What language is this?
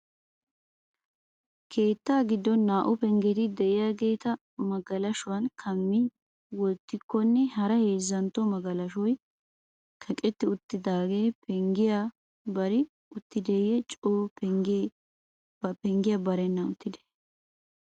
Wolaytta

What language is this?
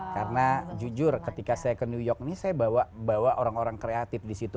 Indonesian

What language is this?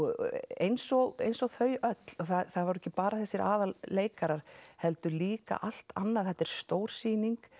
Icelandic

